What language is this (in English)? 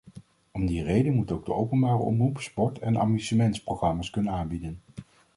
Dutch